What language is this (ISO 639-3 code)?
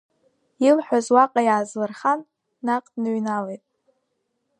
abk